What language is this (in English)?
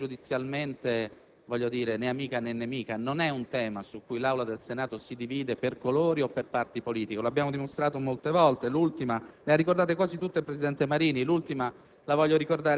Italian